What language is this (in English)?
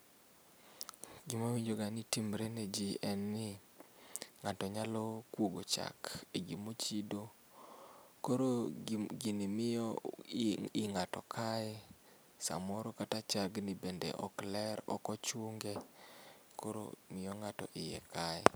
Luo (Kenya and Tanzania)